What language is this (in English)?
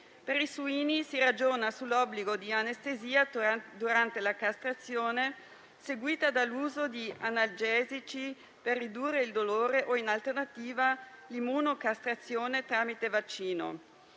Italian